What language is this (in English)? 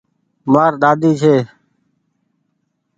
Goaria